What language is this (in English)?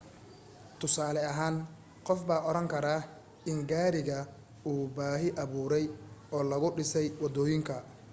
Somali